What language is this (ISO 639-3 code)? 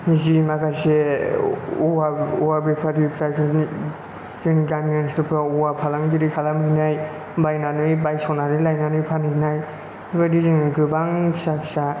brx